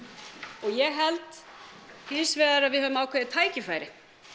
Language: Icelandic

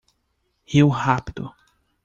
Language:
Portuguese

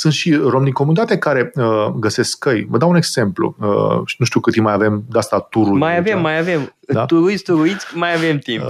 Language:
Romanian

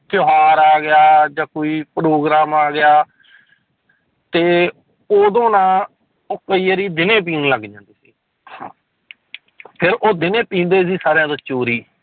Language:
Punjabi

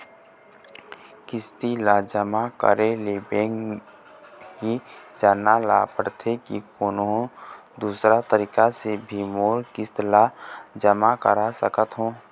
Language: Chhattisgarhi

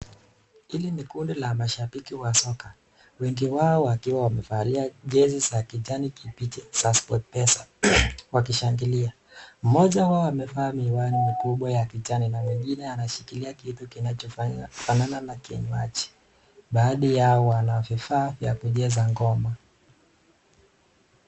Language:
Swahili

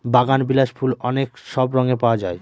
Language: Bangla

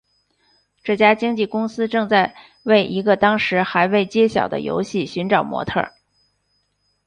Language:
Chinese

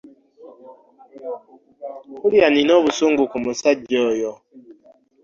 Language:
Ganda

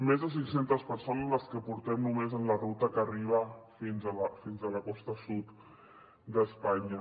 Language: Catalan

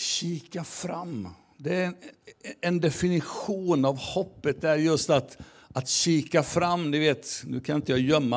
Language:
Swedish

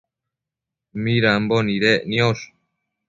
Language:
Matsés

